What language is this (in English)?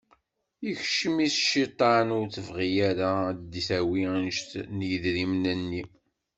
Kabyle